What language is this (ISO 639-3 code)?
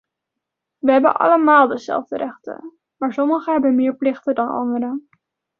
nld